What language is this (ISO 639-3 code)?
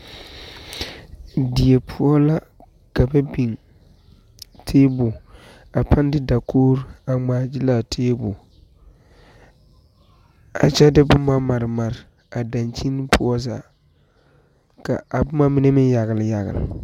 dga